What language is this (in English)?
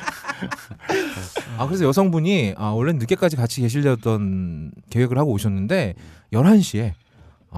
Korean